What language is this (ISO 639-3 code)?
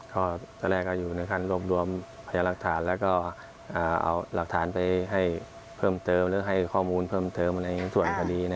tha